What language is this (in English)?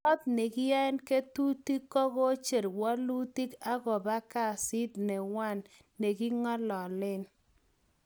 Kalenjin